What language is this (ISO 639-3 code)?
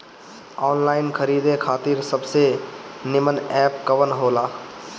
bho